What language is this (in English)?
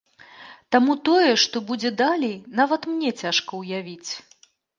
Belarusian